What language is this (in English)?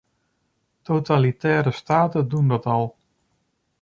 Dutch